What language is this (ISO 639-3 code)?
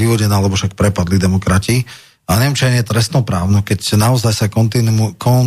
slk